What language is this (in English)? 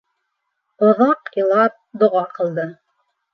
Bashkir